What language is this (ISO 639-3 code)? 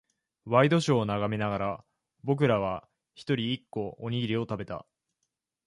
jpn